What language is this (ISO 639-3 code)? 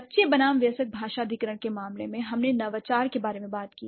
hin